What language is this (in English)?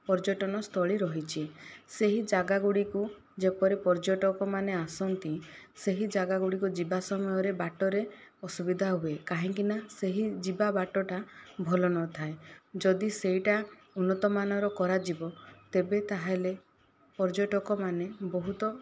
Odia